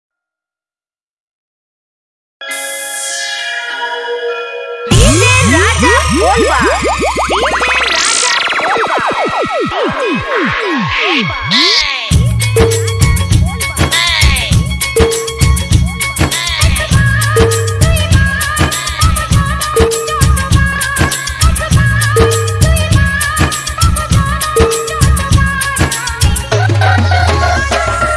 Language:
Bangla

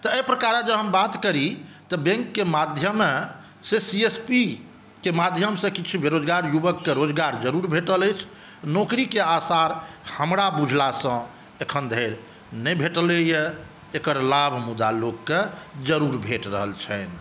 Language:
Maithili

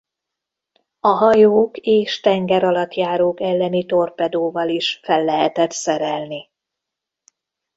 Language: Hungarian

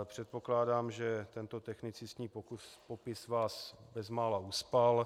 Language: Czech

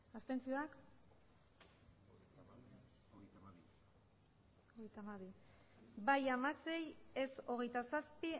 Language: Basque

